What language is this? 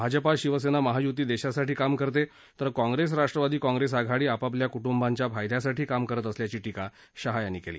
Marathi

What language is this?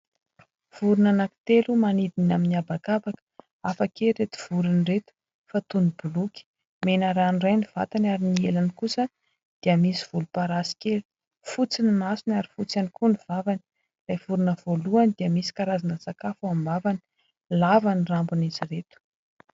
Malagasy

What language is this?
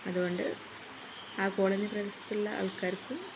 Malayalam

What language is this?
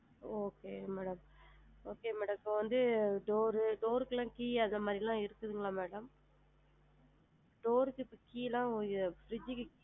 Tamil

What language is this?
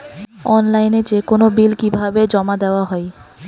Bangla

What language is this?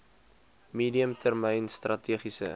Afrikaans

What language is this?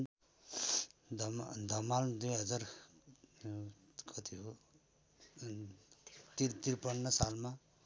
Nepali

